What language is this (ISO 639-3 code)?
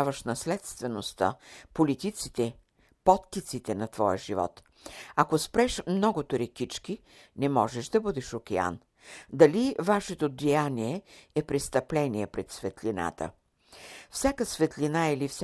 bul